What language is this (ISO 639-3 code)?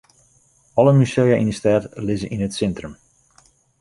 fry